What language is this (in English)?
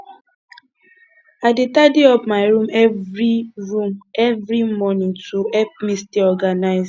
Nigerian Pidgin